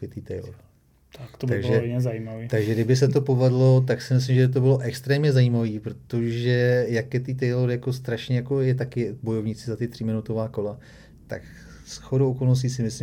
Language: Czech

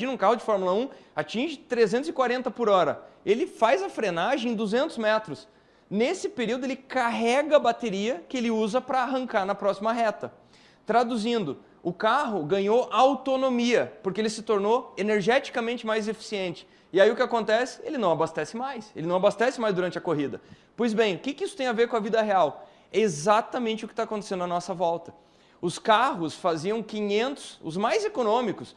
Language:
Portuguese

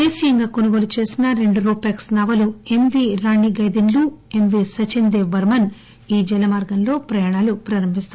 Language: Telugu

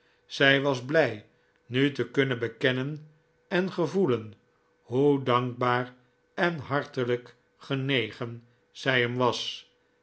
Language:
Dutch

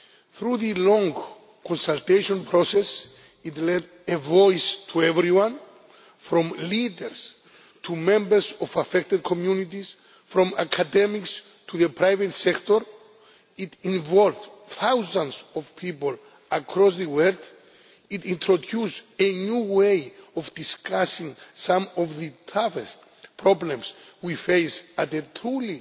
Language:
English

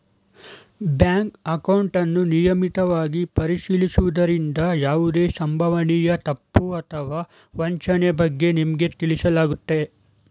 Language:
Kannada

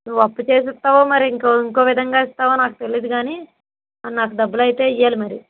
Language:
Telugu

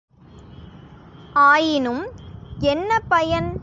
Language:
Tamil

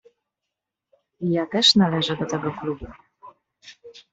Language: Polish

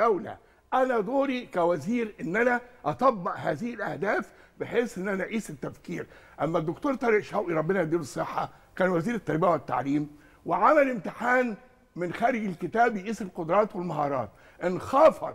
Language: Arabic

